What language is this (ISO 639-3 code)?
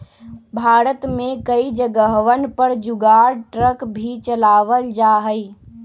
mag